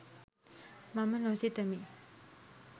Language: Sinhala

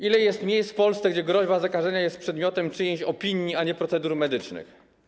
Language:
Polish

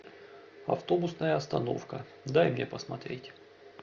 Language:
Russian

